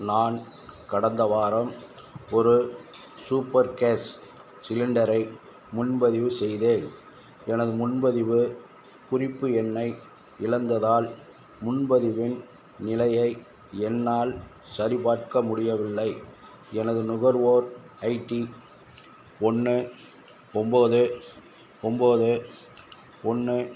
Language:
Tamil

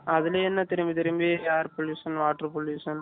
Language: Tamil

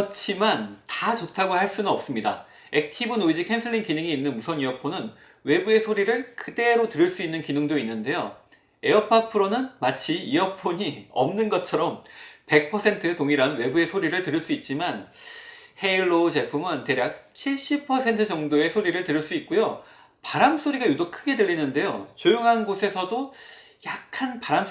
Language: Korean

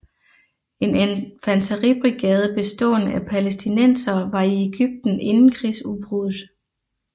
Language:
Danish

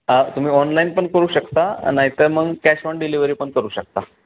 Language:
Marathi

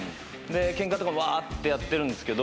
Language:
Japanese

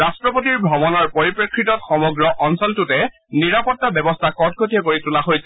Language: Assamese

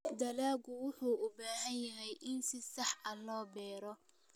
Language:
Somali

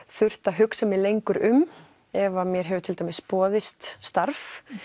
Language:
Icelandic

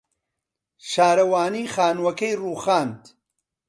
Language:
Central Kurdish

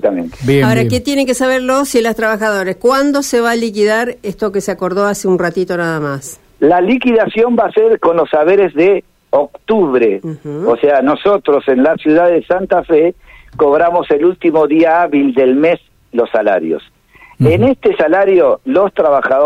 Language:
Spanish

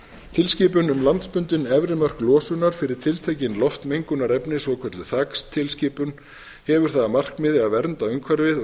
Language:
Icelandic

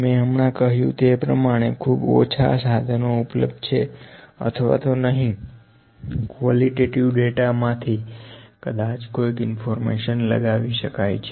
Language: Gujarati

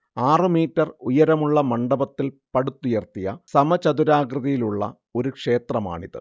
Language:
Malayalam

